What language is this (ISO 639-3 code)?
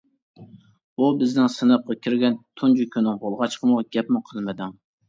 uig